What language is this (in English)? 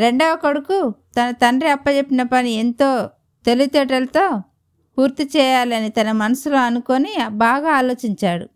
Telugu